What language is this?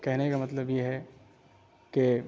Urdu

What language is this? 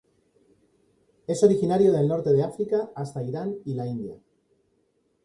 Spanish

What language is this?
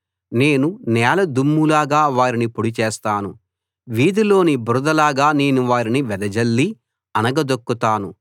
Telugu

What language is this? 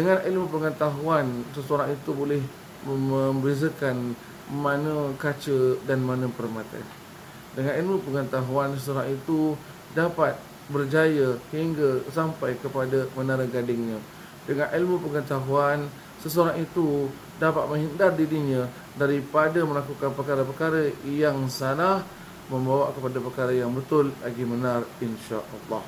Malay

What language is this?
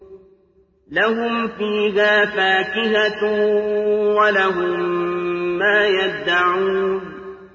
Arabic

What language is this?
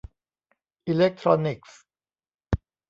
Thai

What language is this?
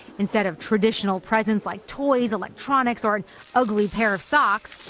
English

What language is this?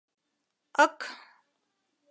Mari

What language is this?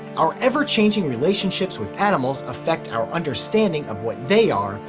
English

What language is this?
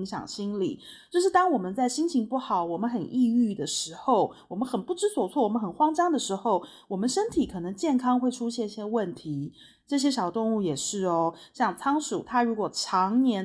Chinese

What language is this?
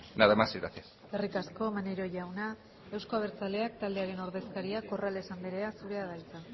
Basque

